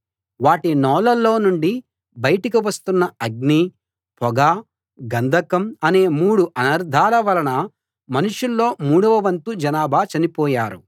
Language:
Telugu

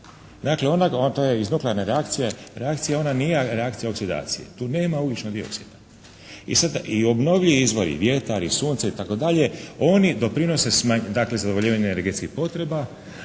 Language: Croatian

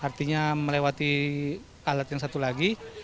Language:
Indonesian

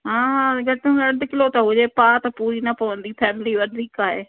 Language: Sindhi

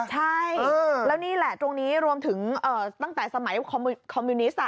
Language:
Thai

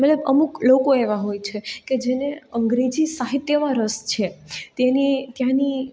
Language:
Gujarati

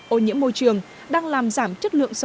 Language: Vietnamese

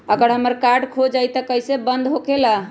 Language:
Magahi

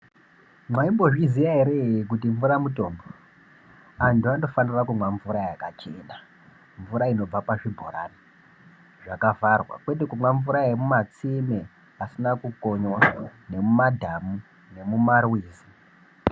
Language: Ndau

